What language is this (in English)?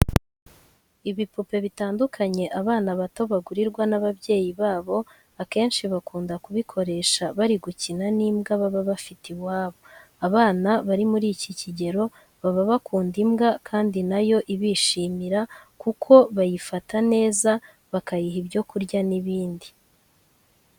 Kinyarwanda